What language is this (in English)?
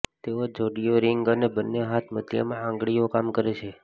Gujarati